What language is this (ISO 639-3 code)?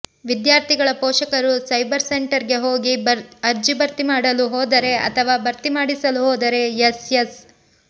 kan